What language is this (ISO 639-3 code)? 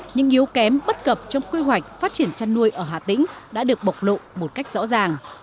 vie